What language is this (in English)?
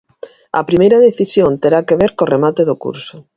Galician